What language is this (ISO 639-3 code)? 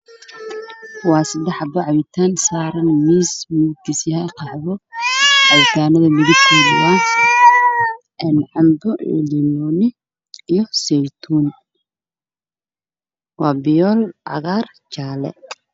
som